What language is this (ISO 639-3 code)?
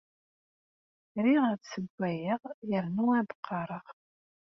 kab